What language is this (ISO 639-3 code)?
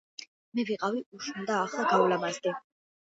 kat